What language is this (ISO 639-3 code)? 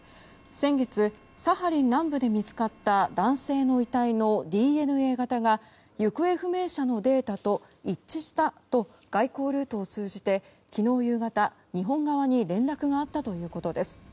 jpn